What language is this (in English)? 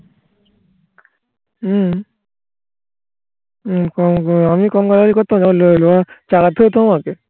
Bangla